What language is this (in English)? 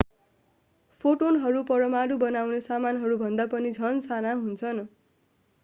Nepali